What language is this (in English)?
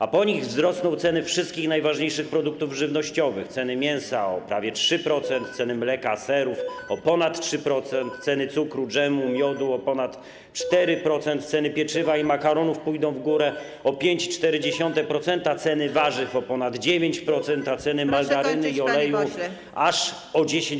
Polish